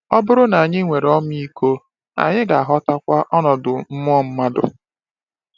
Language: Igbo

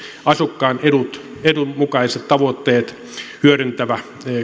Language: Finnish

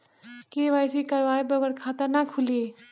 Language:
Bhojpuri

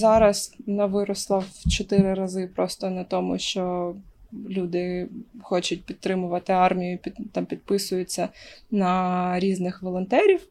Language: Ukrainian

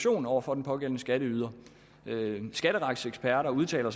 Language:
Danish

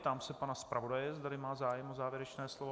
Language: Czech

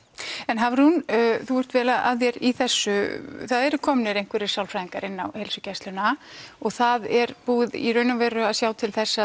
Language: Icelandic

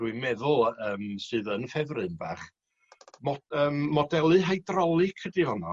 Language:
Welsh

